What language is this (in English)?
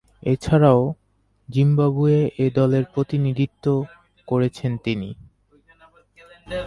Bangla